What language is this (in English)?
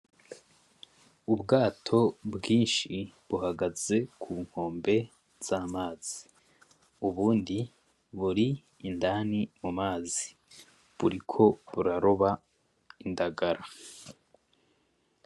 Rundi